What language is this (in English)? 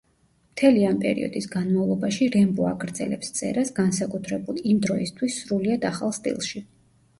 Georgian